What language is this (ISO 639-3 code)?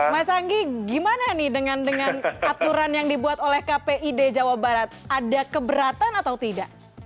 ind